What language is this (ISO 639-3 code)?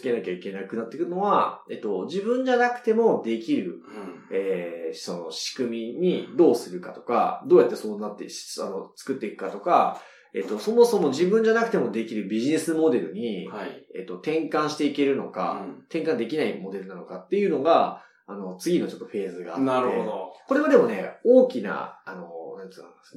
jpn